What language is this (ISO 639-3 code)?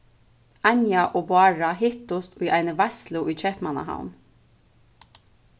fao